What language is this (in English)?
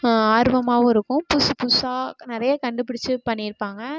Tamil